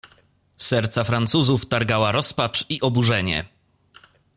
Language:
Polish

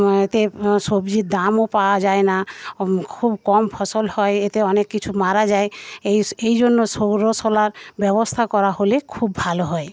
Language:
Bangla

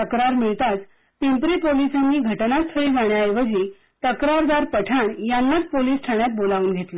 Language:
Marathi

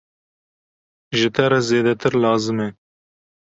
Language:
Kurdish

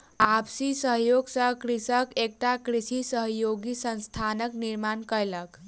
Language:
Maithili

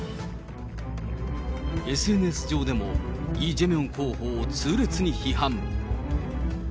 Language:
Japanese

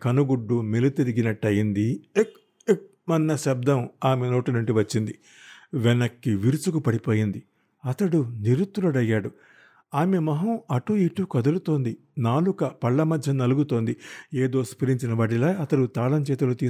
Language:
Telugu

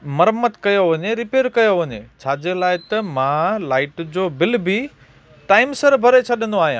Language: Sindhi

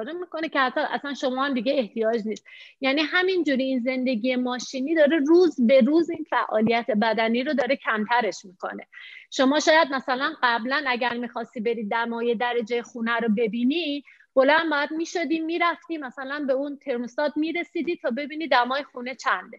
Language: Persian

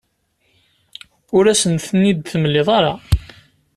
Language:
Kabyle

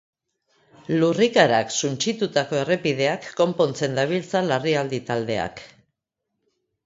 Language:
Basque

